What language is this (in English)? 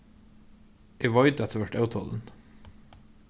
Faroese